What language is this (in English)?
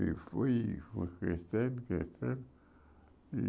Portuguese